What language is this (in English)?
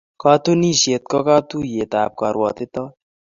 Kalenjin